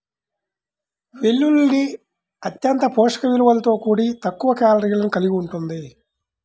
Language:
Telugu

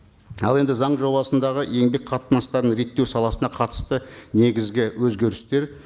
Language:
Kazakh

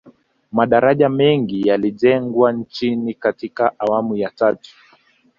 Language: Swahili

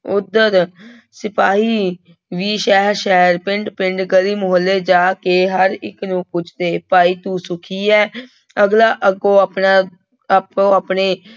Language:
Punjabi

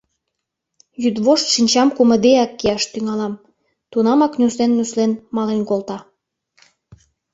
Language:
Mari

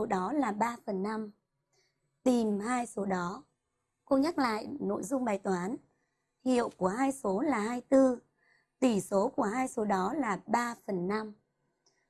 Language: Vietnamese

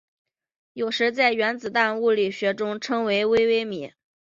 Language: Chinese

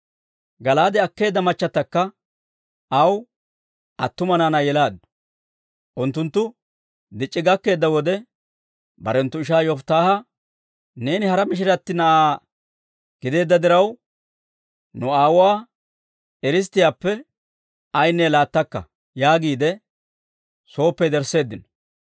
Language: Dawro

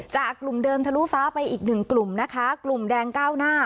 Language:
Thai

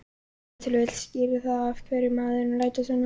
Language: Icelandic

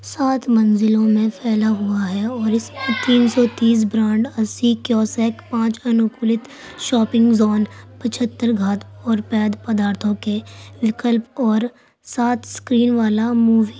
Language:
Urdu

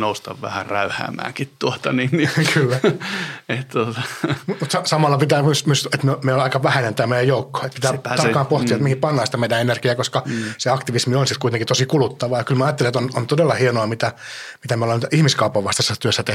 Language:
Finnish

